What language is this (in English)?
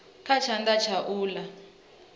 Venda